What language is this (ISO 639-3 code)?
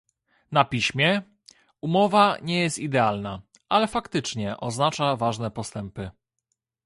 pol